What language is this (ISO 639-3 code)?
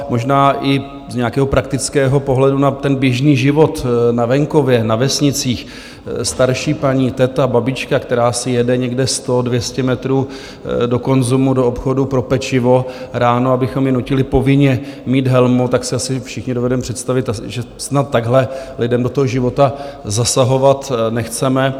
ces